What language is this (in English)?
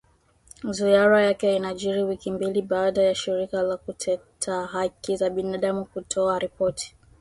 Swahili